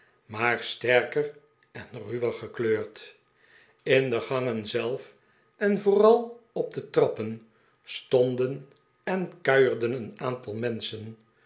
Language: Dutch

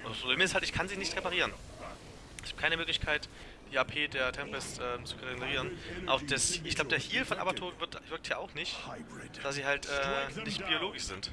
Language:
German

